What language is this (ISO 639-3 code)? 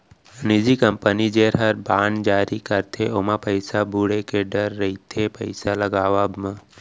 hne